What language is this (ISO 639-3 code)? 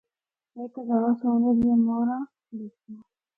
hno